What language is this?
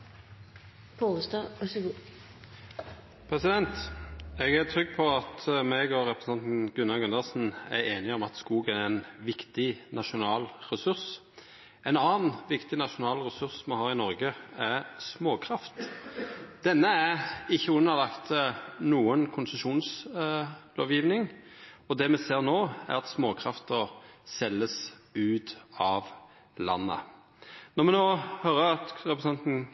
Norwegian Nynorsk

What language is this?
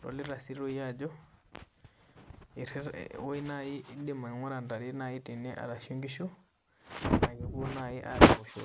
Masai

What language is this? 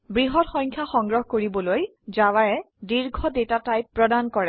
Assamese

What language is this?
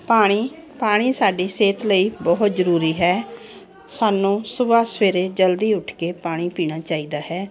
Punjabi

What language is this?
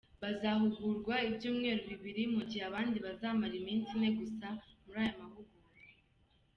Kinyarwanda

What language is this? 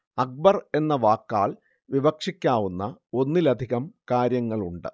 Malayalam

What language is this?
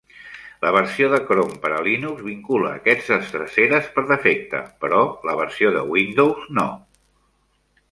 Catalan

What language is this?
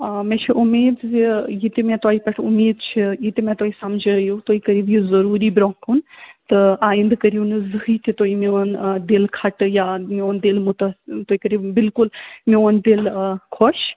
Kashmiri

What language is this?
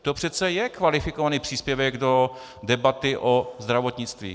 Czech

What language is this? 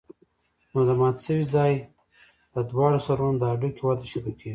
Pashto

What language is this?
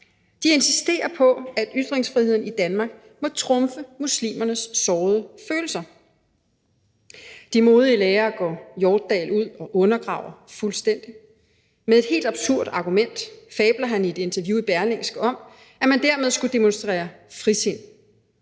Danish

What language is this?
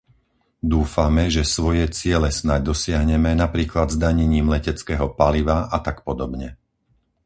Slovak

